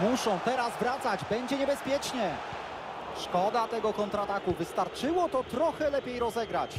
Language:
Polish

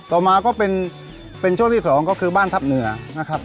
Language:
Thai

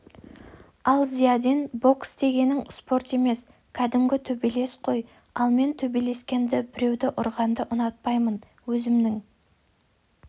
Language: Kazakh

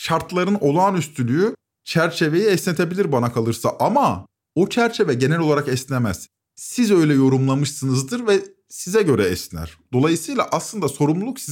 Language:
Turkish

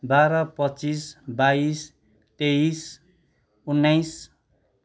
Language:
Nepali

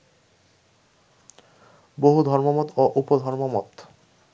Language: Bangla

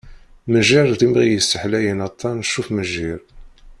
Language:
Kabyle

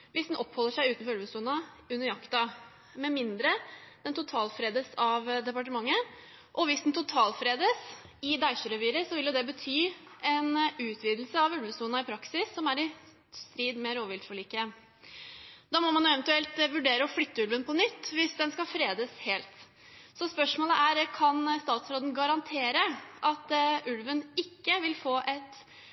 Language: Norwegian Bokmål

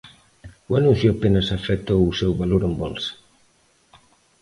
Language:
Galician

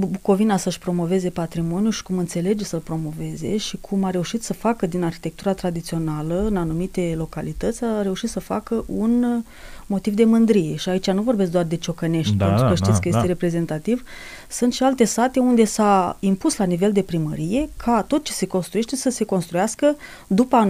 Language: Romanian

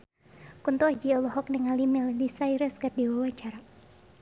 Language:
Sundanese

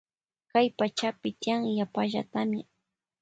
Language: Loja Highland Quichua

